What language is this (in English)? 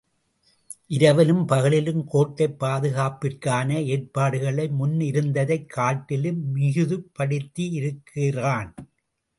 Tamil